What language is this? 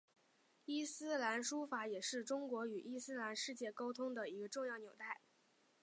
Chinese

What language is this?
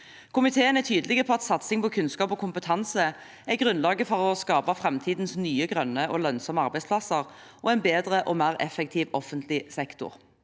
Norwegian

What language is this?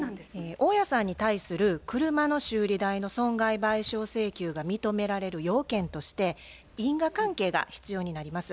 Japanese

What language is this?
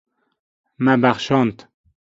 Kurdish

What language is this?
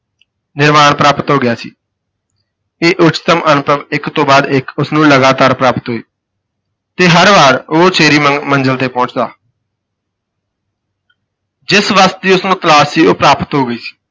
Punjabi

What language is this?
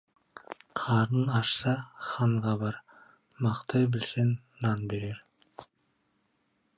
Kazakh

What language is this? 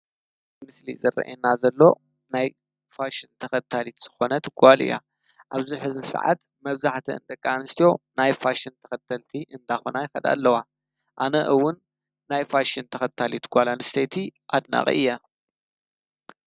Tigrinya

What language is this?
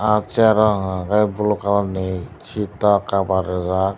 Kok Borok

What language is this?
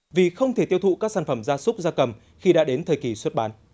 Vietnamese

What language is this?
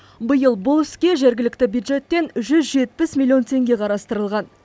Kazakh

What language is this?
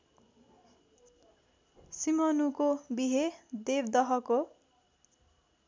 Nepali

